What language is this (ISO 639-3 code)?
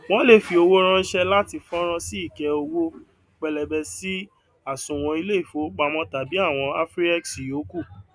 yor